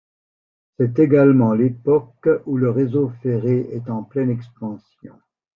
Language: French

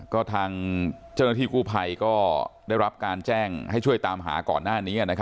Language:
Thai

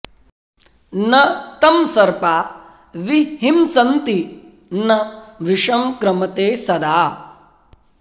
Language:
Sanskrit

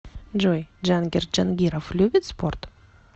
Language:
Russian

